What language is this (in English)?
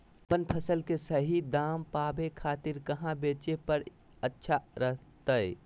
Magahi